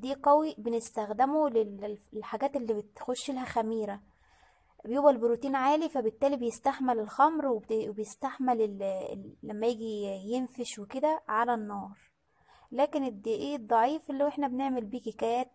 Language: Arabic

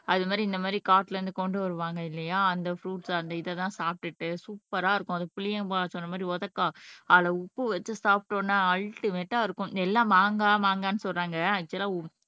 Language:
Tamil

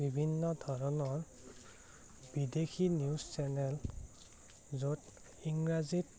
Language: Assamese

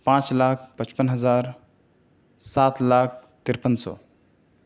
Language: Urdu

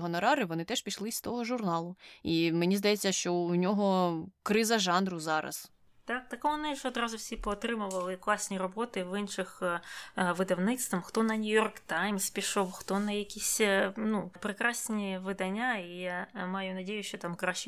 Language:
Ukrainian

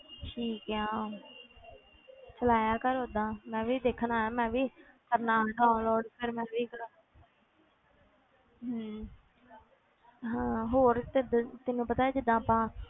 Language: Punjabi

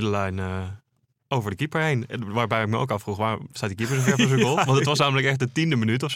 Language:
Dutch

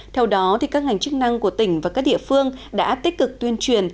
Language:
Vietnamese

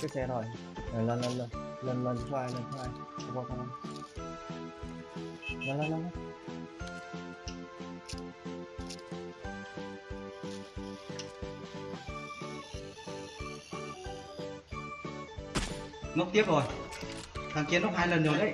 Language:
Vietnamese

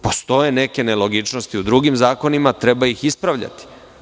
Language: Serbian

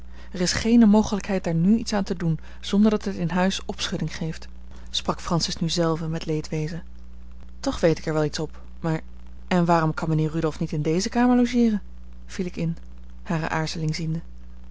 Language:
Dutch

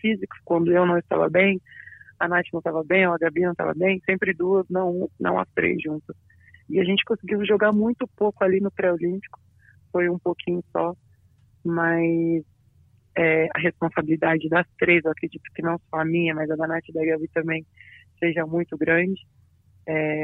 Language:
Portuguese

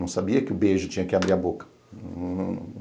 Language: Portuguese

